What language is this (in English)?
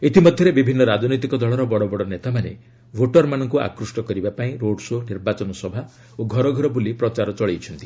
Odia